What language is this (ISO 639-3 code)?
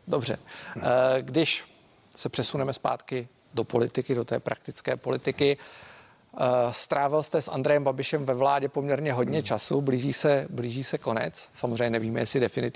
ces